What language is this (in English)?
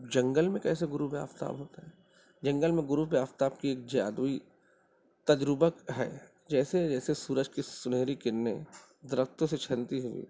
Urdu